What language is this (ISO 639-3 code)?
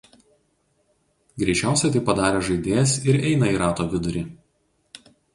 lit